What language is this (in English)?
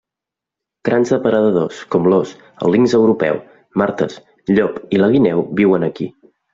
Catalan